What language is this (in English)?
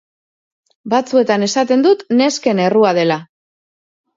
Basque